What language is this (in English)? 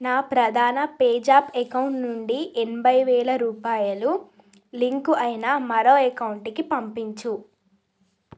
Telugu